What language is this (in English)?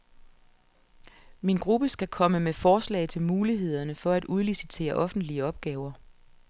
Danish